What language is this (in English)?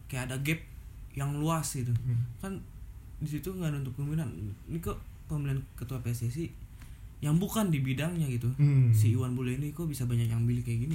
Indonesian